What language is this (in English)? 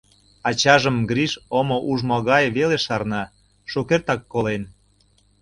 Mari